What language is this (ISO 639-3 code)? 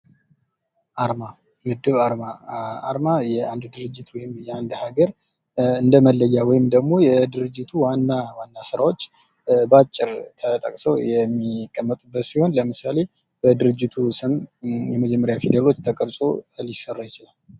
amh